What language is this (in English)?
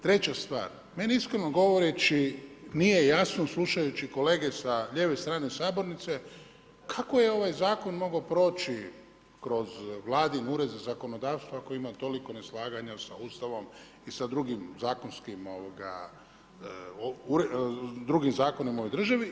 Croatian